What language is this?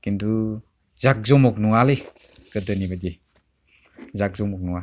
Bodo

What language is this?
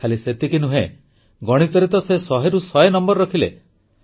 Odia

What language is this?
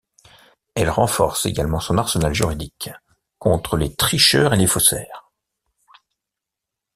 French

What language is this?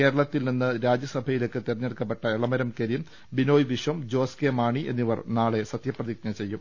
Malayalam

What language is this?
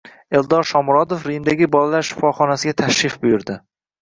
Uzbek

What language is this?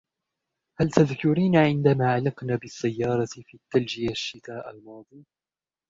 Arabic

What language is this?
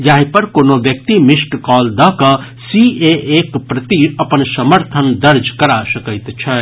Maithili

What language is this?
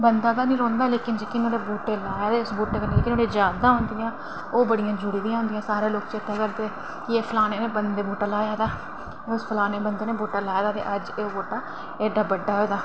Dogri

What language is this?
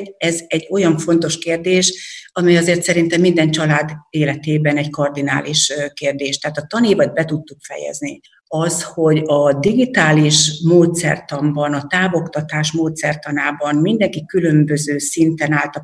Hungarian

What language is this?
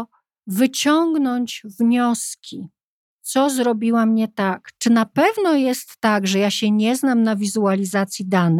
Polish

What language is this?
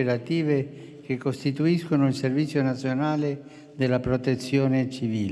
Italian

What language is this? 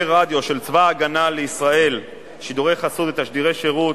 Hebrew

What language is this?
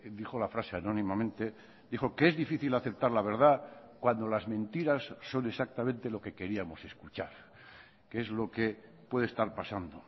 Spanish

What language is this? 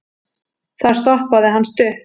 Icelandic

